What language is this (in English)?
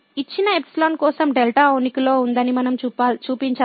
Telugu